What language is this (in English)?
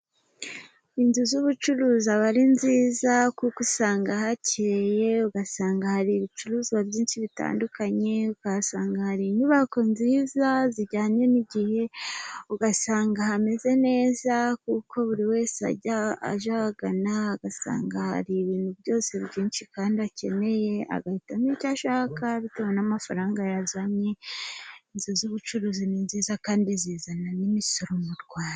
Kinyarwanda